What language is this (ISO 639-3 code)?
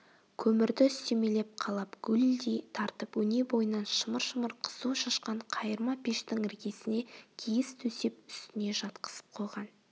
kaz